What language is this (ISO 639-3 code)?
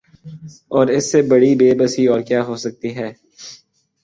urd